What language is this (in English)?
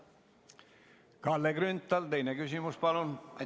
Estonian